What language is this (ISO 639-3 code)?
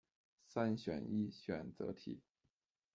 zho